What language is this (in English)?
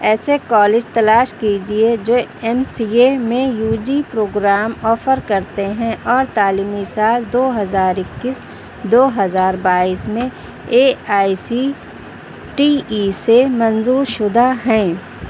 Urdu